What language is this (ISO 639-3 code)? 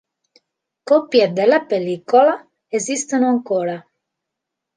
ita